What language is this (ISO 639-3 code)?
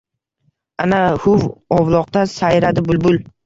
uzb